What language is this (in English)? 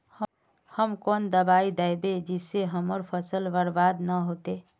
Magahi